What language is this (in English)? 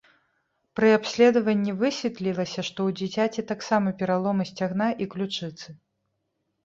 Belarusian